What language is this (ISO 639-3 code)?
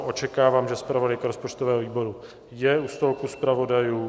ces